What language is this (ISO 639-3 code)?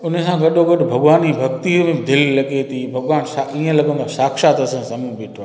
snd